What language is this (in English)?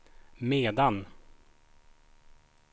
Swedish